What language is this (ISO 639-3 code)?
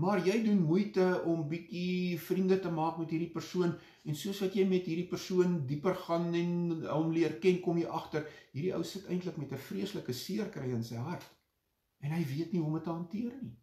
nld